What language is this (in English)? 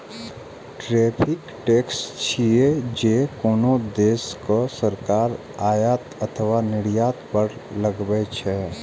Maithili